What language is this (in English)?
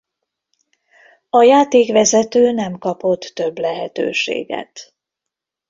Hungarian